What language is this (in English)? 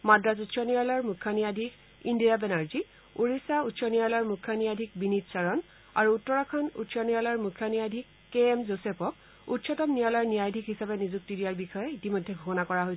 Assamese